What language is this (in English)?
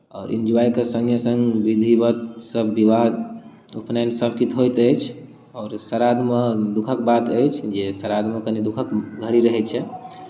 Maithili